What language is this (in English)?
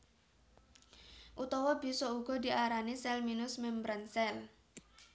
Javanese